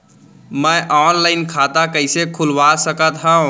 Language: Chhattisgarhi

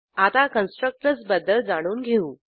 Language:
Marathi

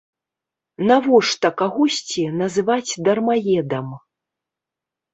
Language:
Belarusian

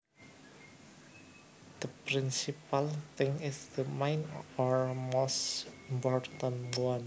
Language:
Javanese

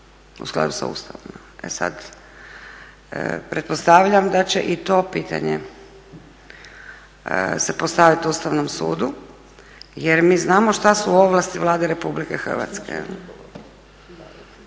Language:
Croatian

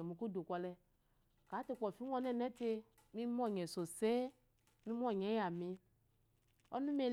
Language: Eloyi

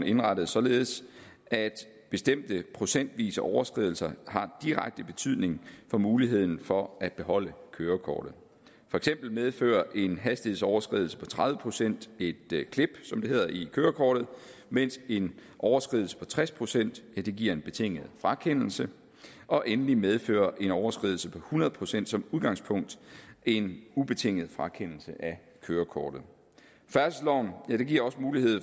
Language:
Danish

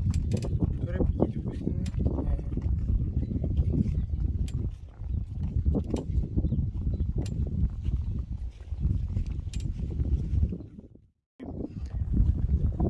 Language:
Polish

